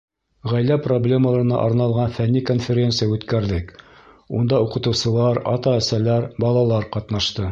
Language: Bashkir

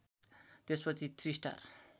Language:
Nepali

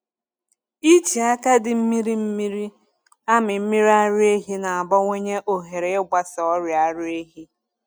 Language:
Igbo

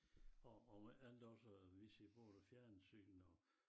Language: Danish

